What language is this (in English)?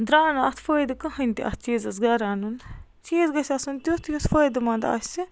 Kashmiri